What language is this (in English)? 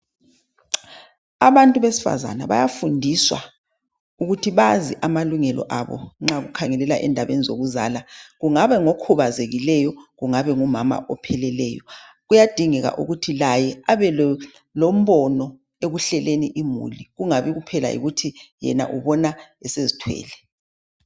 North Ndebele